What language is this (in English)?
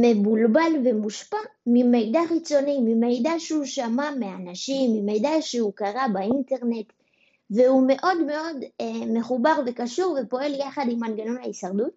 Hebrew